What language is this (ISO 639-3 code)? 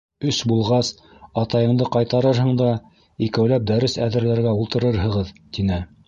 bak